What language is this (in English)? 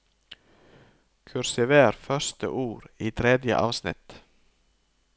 Norwegian